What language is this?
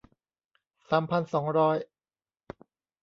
Thai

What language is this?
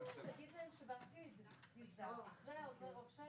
Hebrew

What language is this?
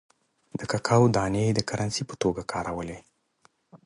Pashto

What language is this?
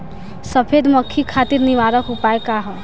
Bhojpuri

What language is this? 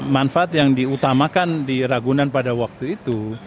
Indonesian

